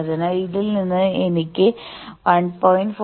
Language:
Malayalam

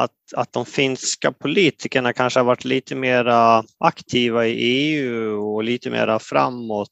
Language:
Swedish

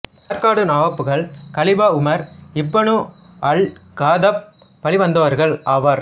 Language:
Tamil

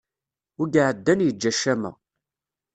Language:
Kabyle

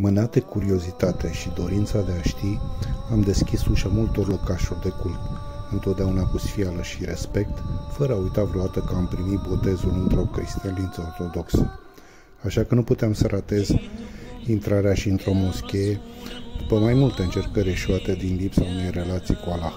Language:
Romanian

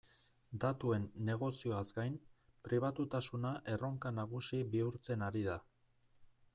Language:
Basque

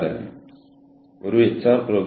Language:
Malayalam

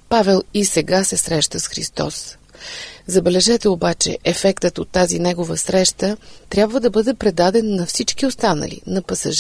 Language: Bulgarian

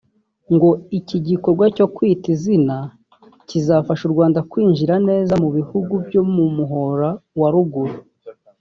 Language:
Kinyarwanda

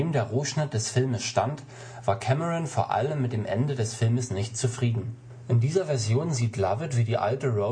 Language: German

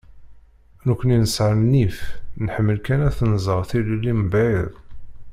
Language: Kabyle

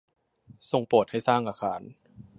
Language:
Thai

